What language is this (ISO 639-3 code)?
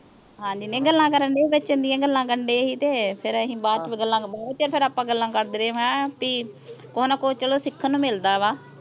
pan